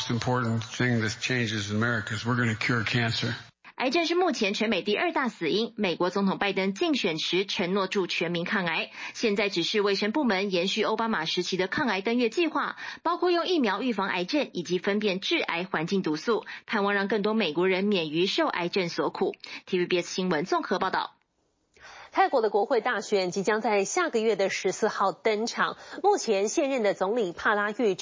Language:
Chinese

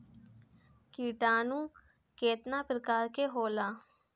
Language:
Bhojpuri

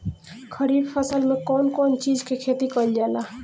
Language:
Bhojpuri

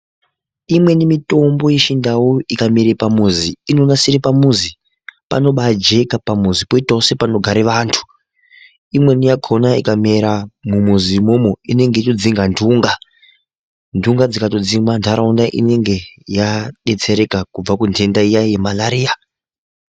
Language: Ndau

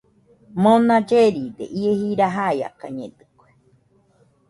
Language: Nüpode Huitoto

